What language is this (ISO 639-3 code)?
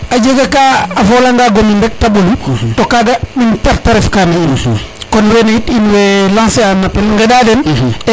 srr